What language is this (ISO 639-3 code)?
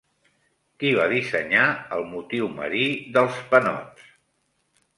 cat